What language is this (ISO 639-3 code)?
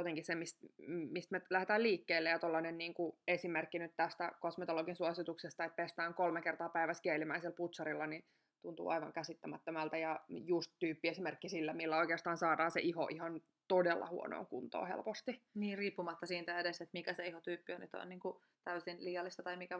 fin